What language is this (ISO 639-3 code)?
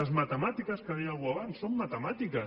cat